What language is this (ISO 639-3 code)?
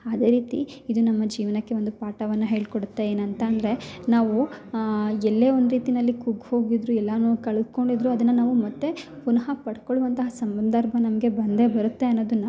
kan